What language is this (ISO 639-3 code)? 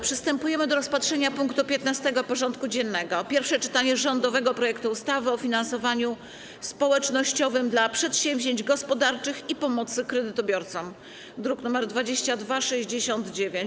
pol